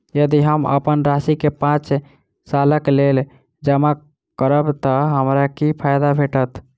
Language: Maithili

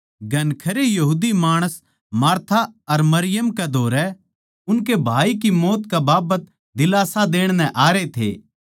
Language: Haryanvi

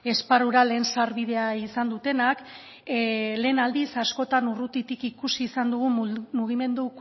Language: Basque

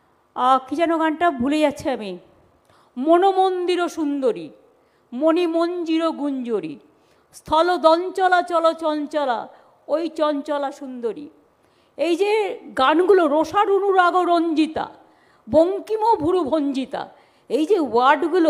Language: Hindi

